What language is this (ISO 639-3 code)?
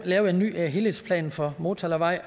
dan